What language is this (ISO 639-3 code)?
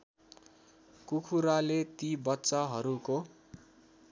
nep